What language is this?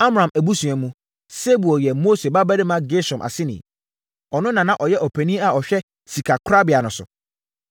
Akan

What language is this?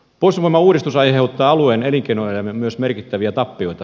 Finnish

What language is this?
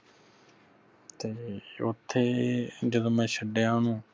Punjabi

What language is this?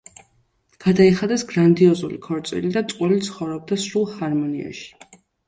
Georgian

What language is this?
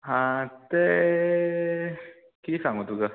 Konkani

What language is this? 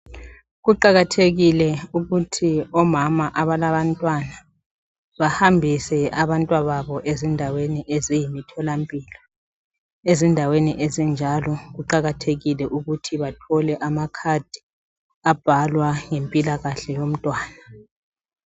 North Ndebele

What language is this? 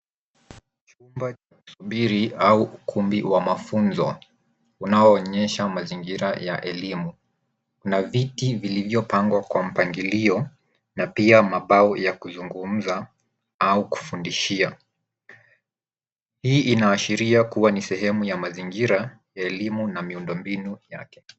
Swahili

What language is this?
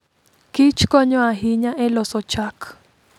Luo (Kenya and Tanzania)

